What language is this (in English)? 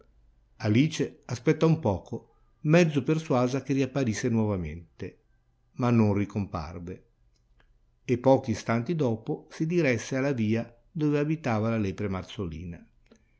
Italian